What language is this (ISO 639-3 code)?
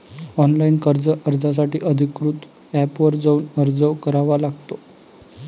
mar